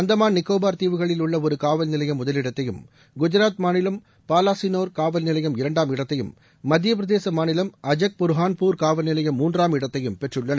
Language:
Tamil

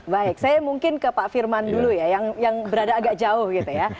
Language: Indonesian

